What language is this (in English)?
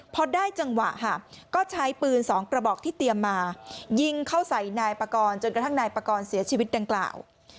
Thai